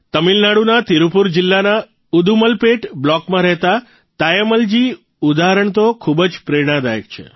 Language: Gujarati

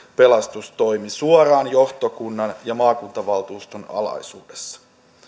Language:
Finnish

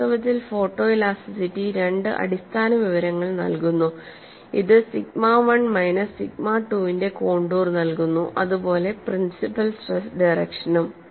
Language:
Malayalam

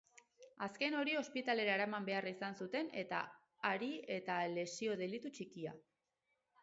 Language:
Basque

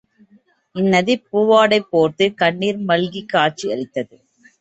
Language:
Tamil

